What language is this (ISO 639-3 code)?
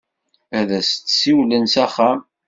kab